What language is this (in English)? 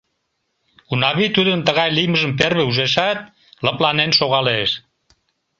Mari